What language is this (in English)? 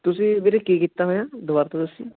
Punjabi